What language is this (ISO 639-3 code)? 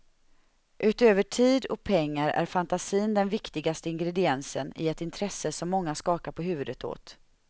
swe